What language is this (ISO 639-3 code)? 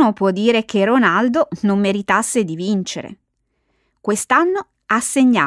ita